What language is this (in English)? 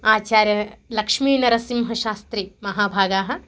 Sanskrit